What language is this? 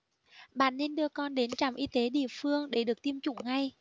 Vietnamese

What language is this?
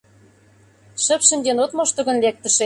Mari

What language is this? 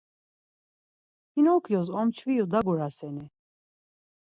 Laz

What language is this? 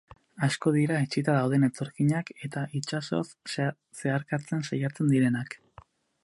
Basque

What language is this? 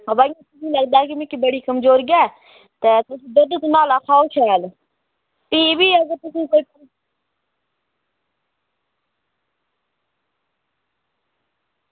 Dogri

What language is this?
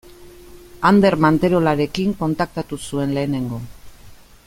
Basque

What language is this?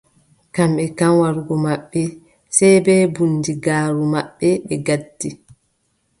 Adamawa Fulfulde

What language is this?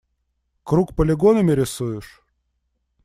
Russian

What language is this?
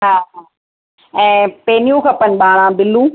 Sindhi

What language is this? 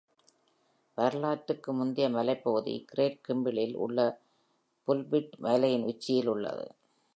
Tamil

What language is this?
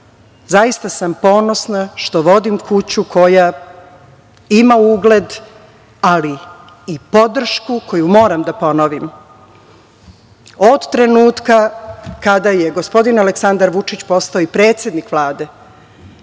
Serbian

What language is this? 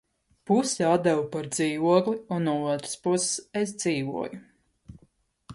Latvian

